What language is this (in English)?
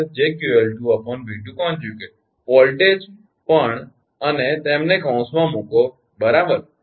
Gujarati